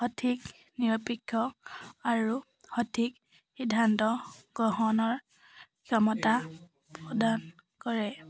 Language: Assamese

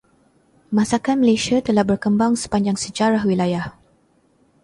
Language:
Malay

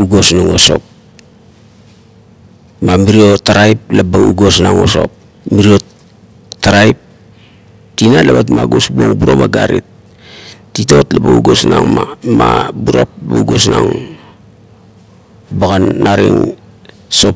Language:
Kuot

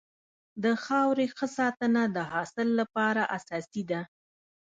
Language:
Pashto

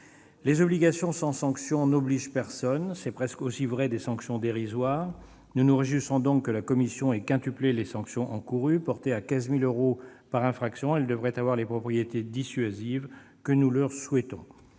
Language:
French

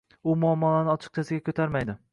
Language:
Uzbek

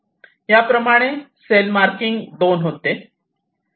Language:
Marathi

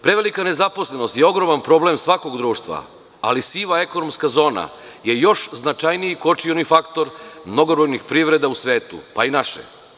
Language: Serbian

